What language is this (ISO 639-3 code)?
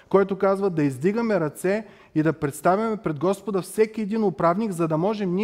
bul